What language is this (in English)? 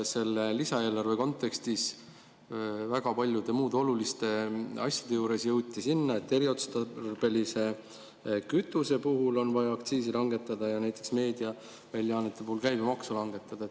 Estonian